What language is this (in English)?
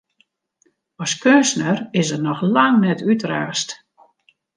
Western Frisian